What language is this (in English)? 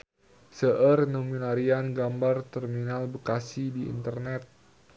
Sundanese